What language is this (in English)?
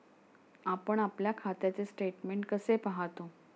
Marathi